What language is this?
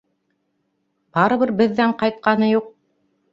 Bashkir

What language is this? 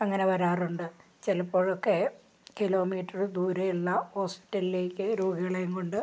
Malayalam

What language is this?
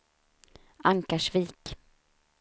Swedish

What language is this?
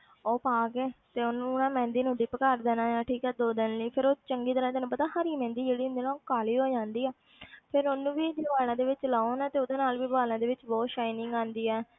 Punjabi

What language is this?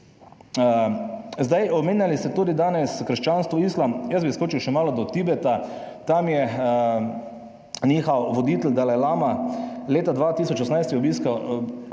Slovenian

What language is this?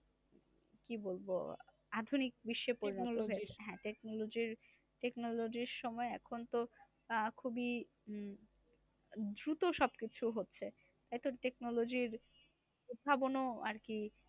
Bangla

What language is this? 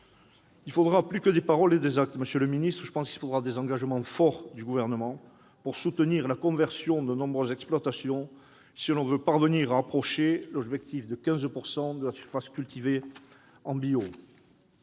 French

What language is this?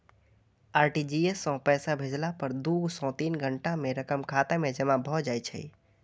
Maithili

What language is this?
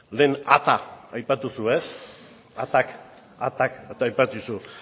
Basque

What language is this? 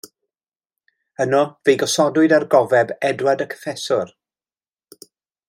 Welsh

